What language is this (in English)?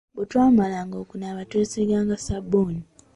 Ganda